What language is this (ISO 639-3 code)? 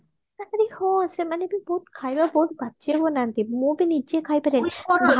ori